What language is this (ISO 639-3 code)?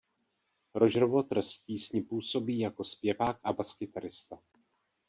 ces